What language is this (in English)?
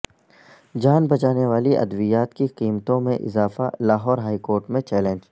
Urdu